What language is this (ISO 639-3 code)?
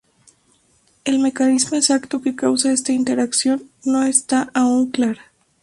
spa